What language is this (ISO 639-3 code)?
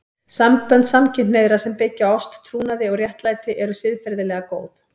isl